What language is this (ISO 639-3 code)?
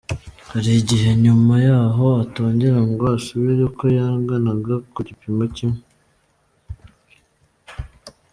kin